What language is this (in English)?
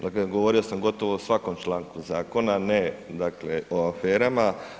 Croatian